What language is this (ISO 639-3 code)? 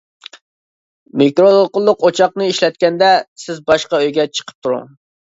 uig